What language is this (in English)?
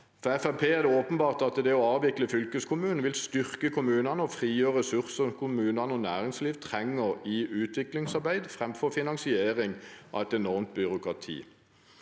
Norwegian